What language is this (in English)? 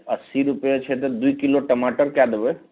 Maithili